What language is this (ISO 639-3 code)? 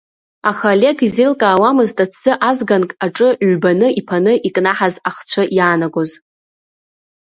abk